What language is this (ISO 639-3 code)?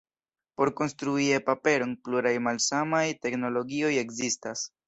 epo